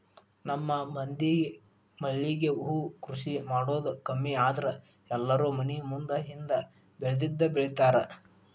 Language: Kannada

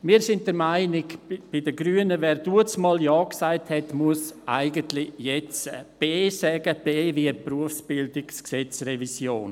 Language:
Swiss German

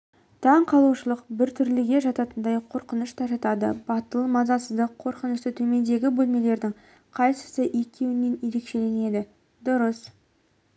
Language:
Kazakh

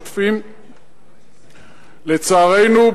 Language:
Hebrew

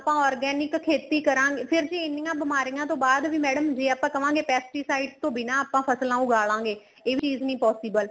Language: Punjabi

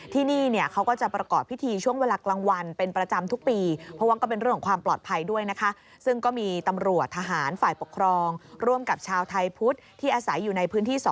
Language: Thai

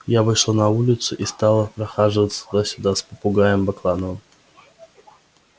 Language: Russian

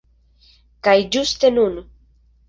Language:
Esperanto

